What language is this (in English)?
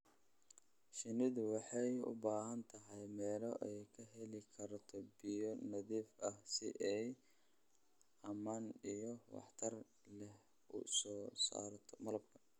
Somali